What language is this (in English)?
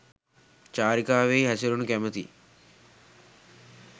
Sinhala